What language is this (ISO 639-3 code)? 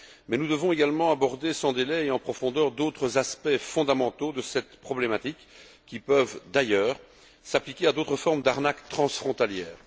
fra